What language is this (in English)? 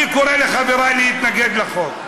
Hebrew